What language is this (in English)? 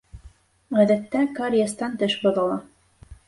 Bashkir